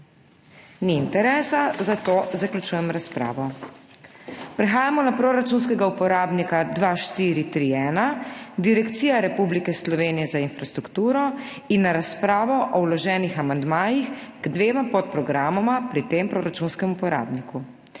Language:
Slovenian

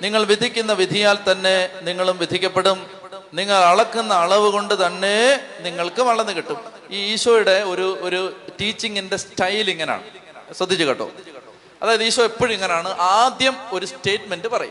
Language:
Malayalam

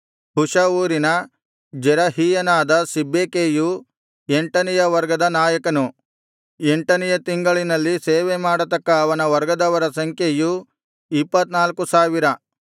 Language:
Kannada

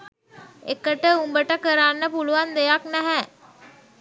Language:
Sinhala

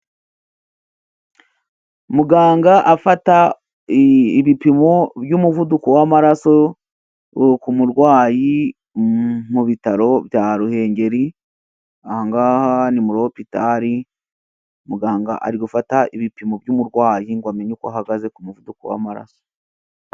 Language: Kinyarwanda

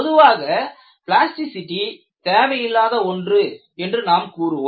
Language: Tamil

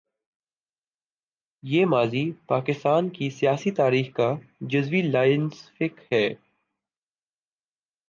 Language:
Urdu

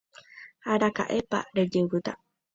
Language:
Guarani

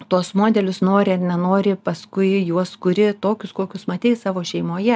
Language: Lithuanian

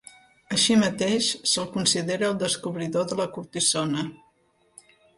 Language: Catalan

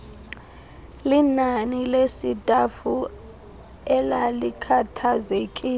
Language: Xhosa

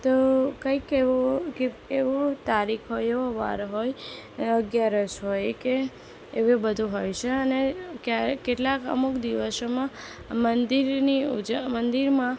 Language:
Gujarati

